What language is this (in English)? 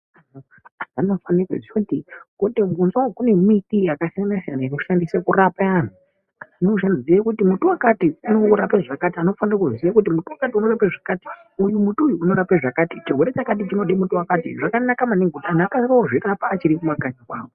Ndau